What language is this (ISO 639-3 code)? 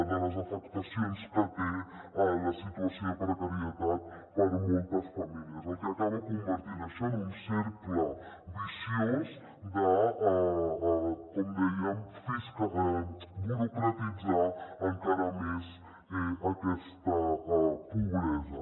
cat